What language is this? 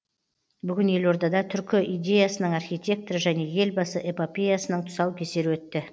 Kazakh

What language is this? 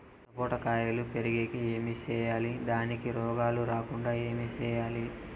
Telugu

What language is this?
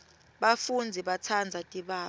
Swati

